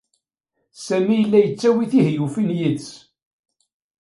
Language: Kabyle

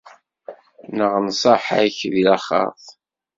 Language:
Kabyle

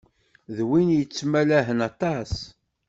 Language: Kabyle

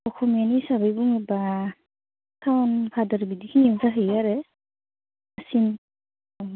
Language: Bodo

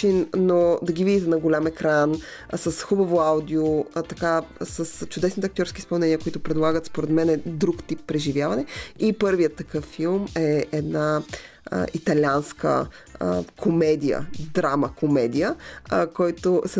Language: Bulgarian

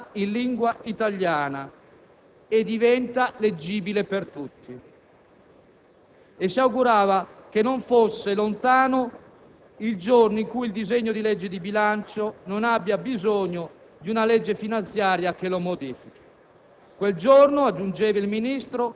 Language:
Italian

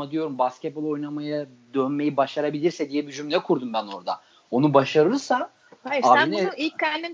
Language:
Turkish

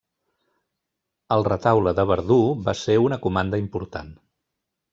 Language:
Catalan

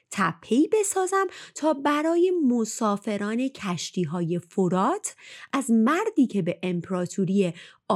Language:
Persian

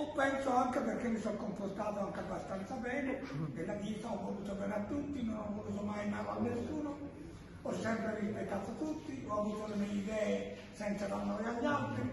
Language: Italian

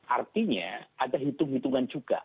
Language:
Indonesian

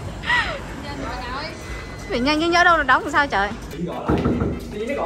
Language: Vietnamese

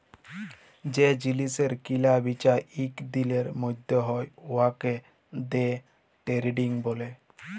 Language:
Bangla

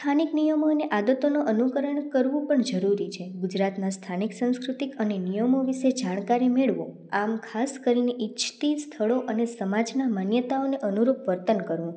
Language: Gujarati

